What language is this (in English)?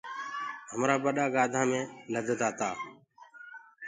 Gurgula